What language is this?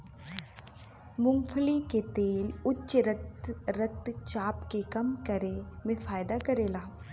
Bhojpuri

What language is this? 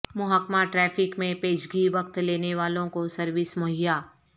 Urdu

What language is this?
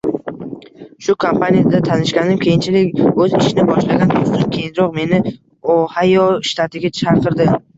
Uzbek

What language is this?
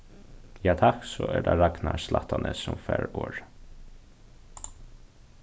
Faroese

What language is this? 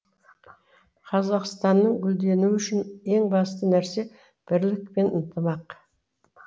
Kazakh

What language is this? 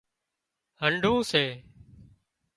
Wadiyara Koli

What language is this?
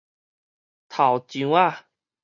Min Nan Chinese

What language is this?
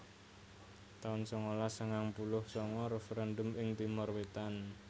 Javanese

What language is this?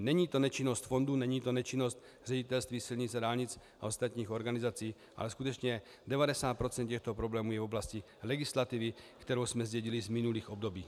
Czech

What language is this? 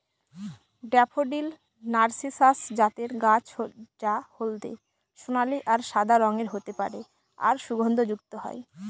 Bangla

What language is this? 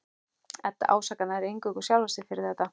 Icelandic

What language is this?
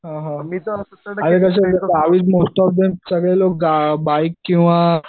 Marathi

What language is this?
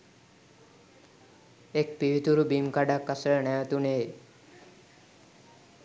Sinhala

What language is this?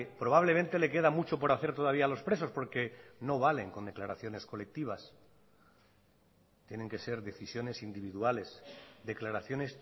Spanish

